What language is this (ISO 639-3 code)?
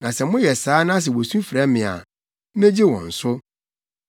aka